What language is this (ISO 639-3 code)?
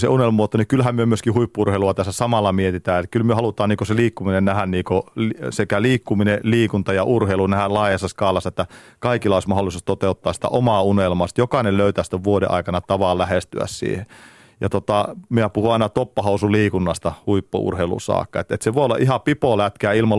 fin